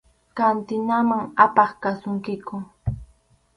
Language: Arequipa-La Unión Quechua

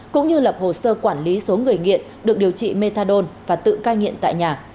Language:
Vietnamese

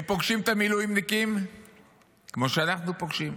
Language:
Hebrew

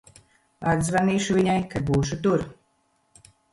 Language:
Latvian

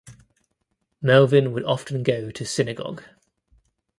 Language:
English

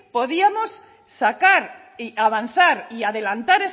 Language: Spanish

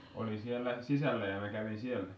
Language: Finnish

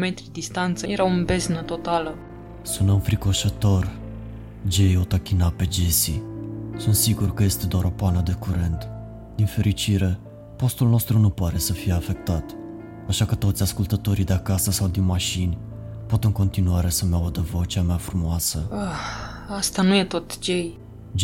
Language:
Romanian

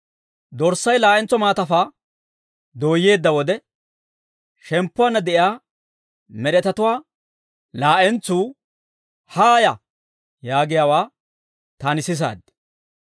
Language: Dawro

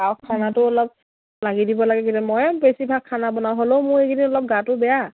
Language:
Assamese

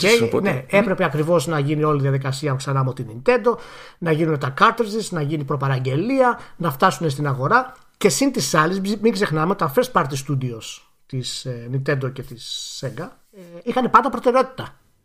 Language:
Greek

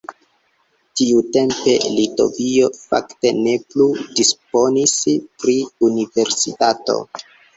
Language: Esperanto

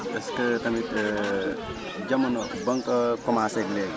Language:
Wolof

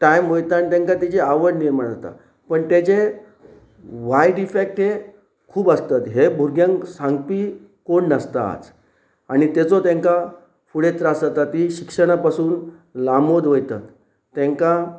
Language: Konkani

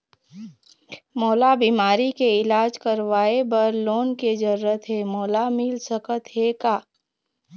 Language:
Chhattisgarhi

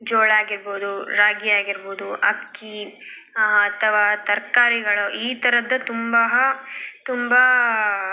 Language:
Kannada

